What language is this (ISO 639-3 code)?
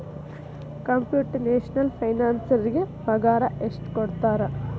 kan